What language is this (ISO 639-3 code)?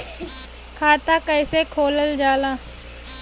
bho